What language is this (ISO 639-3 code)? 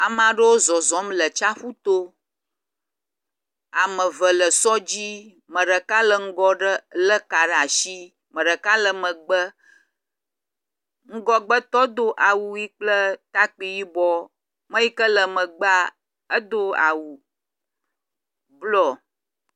ewe